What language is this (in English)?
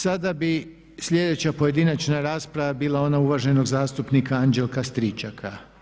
Croatian